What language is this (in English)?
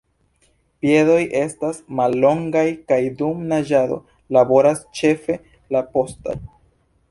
Esperanto